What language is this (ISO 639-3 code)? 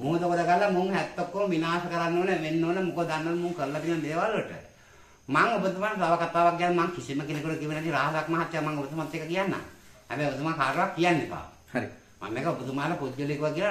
ind